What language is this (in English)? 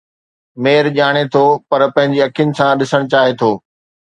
Sindhi